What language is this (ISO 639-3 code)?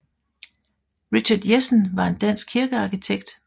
dan